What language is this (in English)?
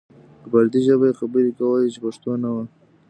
Pashto